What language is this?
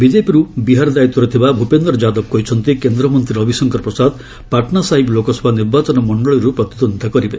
Odia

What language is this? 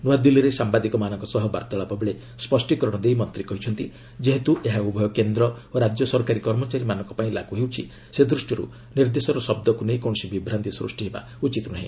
Odia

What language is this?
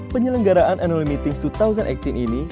Indonesian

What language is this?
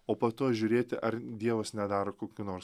Lithuanian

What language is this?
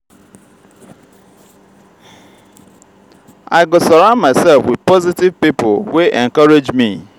Nigerian Pidgin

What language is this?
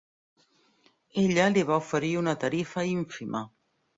Catalan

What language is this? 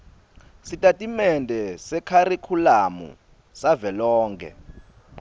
Swati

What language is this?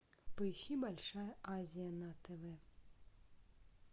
Russian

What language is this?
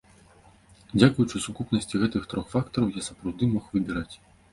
Belarusian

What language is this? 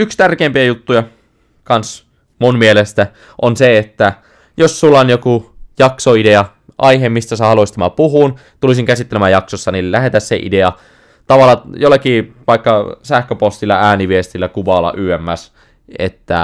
Finnish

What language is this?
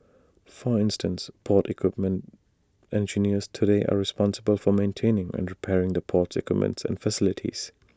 English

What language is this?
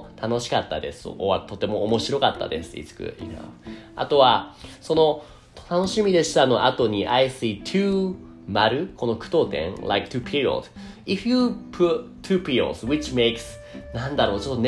Japanese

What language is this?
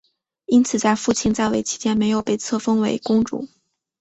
Chinese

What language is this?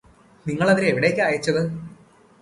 Malayalam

